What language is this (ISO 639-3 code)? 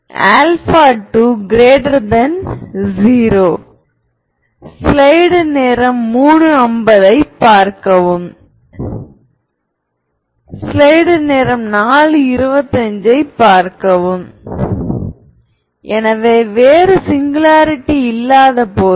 tam